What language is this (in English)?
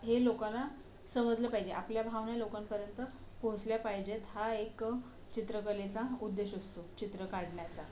Marathi